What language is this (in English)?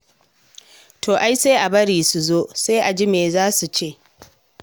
Hausa